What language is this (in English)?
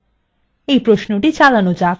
Bangla